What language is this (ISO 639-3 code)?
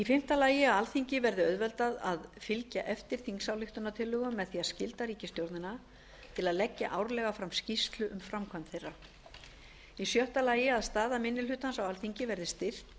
isl